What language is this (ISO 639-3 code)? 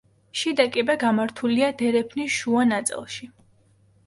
kat